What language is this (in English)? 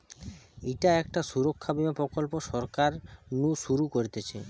Bangla